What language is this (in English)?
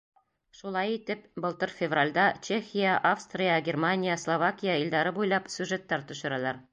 Bashkir